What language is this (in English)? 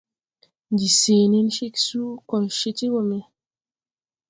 Tupuri